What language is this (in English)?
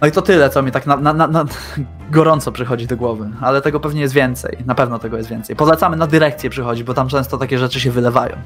Polish